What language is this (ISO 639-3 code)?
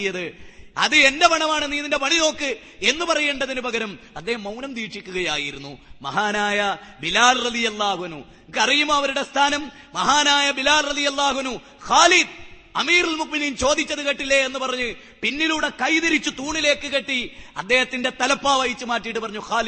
mal